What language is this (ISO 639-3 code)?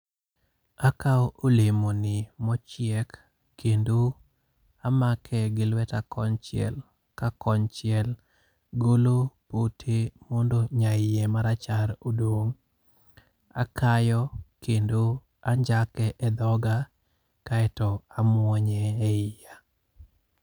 luo